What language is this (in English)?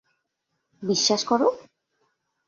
Bangla